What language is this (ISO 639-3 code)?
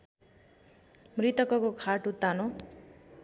nep